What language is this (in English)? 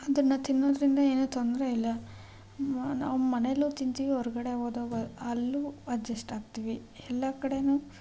Kannada